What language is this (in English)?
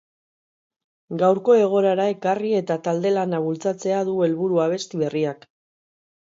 Basque